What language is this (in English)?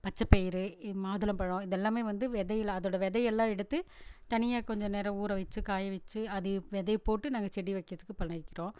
Tamil